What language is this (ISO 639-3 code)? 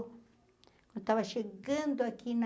por